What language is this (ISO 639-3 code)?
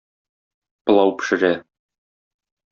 tat